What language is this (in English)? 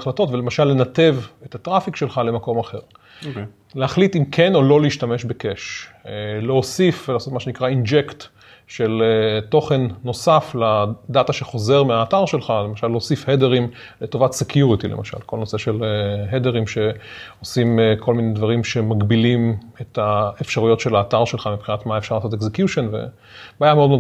Hebrew